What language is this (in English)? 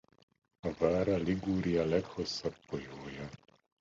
Hungarian